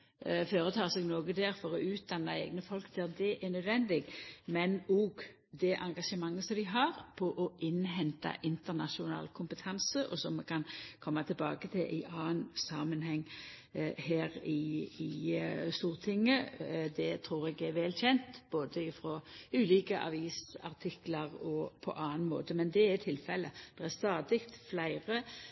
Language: Norwegian Nynorsk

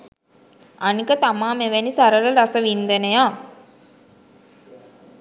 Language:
Sinhala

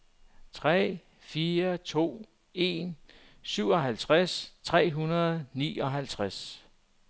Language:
Danish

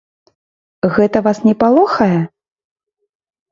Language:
Belarusian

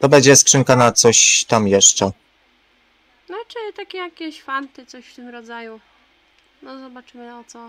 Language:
Polish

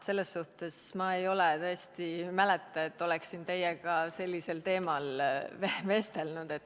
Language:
Estonian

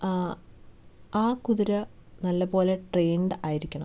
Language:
Malayalam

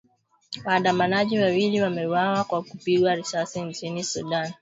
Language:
Swahili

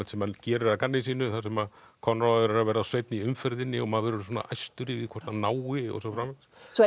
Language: Icelandic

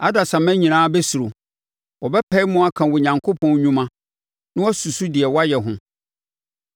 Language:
Akan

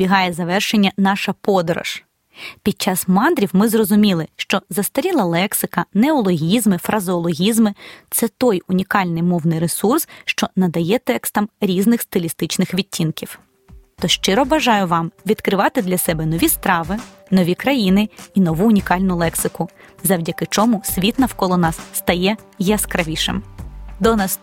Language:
Ukrainian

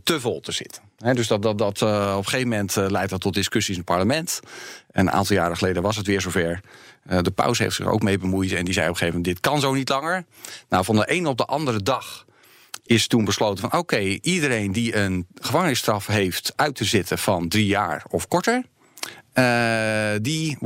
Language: Dutch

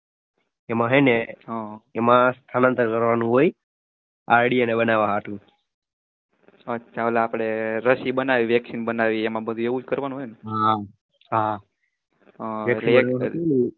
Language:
Gujarati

